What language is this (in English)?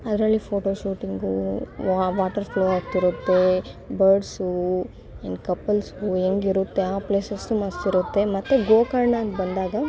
Kannada